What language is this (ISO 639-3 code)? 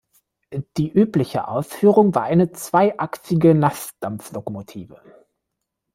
deu